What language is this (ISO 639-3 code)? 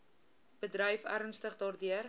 afr